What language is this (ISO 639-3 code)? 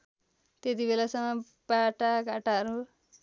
nep